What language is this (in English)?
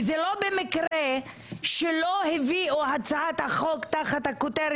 Hebrew